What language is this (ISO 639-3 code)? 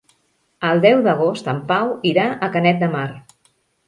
cat